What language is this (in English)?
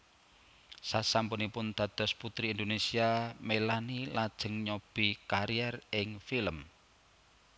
Javanese